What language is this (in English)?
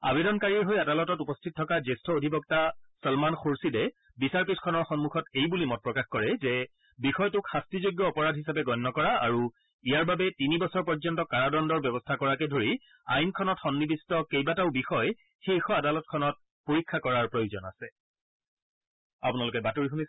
Assamese